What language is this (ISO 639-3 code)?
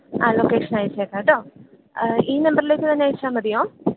mal